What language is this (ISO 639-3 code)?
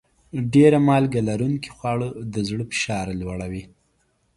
pus